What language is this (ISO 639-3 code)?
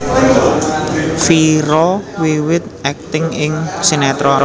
jav